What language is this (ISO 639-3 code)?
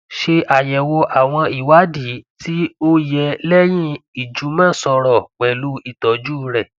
yor